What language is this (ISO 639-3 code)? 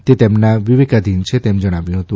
guj